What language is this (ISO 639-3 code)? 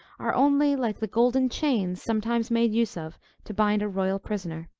eng